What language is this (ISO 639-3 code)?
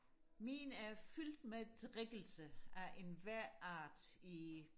dan